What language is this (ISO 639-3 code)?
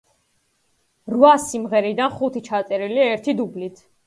kat